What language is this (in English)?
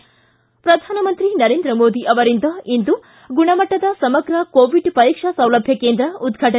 Kannada